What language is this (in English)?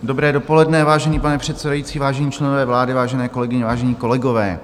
Czech